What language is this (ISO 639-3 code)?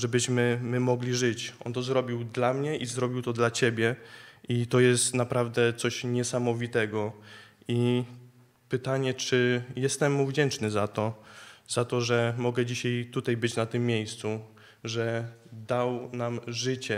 pol